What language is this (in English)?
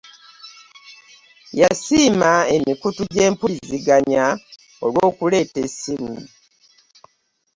Ganda